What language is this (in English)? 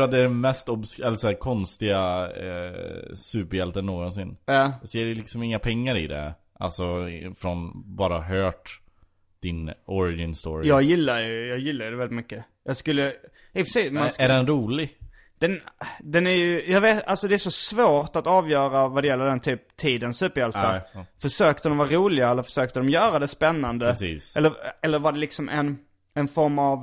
Swedish